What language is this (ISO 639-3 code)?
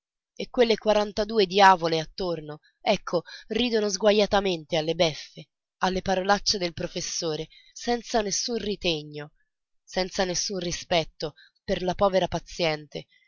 ita